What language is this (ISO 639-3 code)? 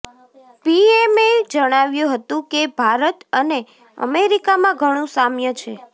guj